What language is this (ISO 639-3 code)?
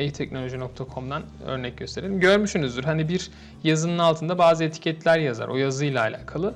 tur